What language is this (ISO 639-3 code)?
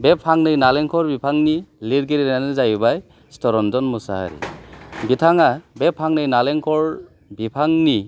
brx